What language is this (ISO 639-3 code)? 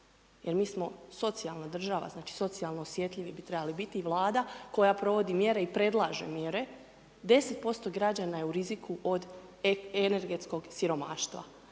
hrv